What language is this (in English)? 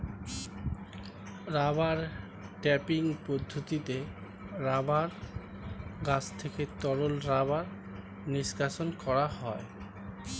Bangla